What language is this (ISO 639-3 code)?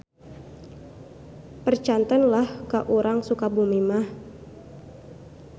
sun